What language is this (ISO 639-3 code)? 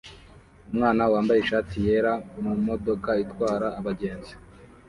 kin